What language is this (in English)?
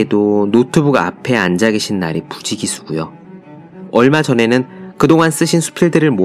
Korean